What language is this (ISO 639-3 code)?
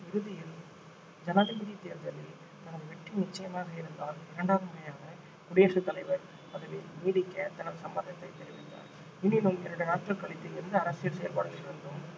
tam